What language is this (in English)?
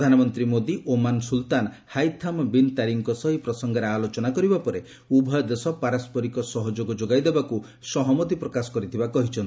Odia